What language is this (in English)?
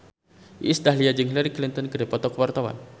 Sundanese